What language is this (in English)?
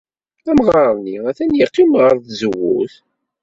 Kabyle